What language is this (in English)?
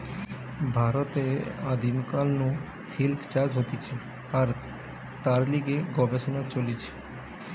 Bangla